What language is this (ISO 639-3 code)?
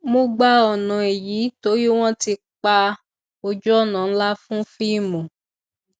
yor